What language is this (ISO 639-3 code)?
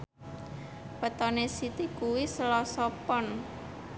jav